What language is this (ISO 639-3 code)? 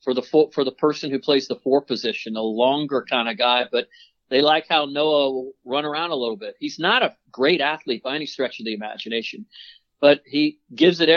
eng